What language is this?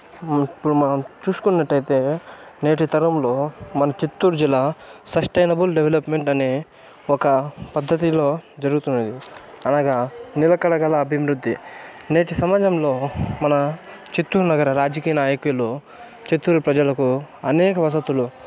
Telugu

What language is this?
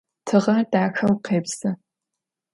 Adyghe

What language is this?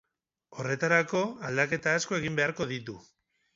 Basque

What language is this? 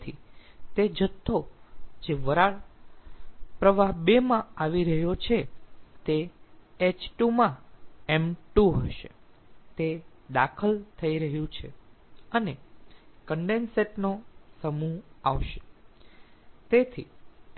Gujarati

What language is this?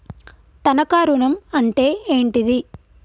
Telugu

